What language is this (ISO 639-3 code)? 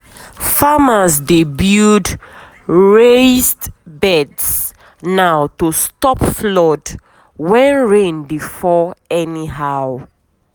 pcm